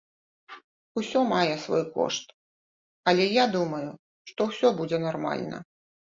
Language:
Belarusian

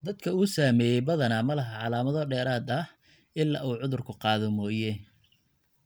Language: Somali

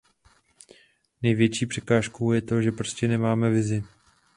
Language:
Czech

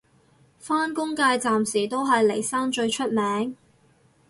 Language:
Cantonese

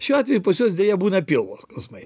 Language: Lithuanian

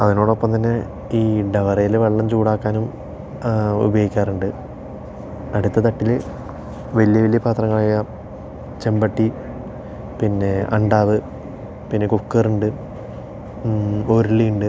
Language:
Malayalam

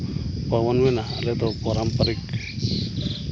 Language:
Santali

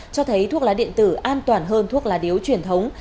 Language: Vietnamese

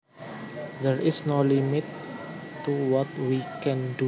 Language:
Javanese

